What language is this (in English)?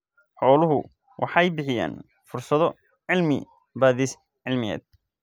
Somali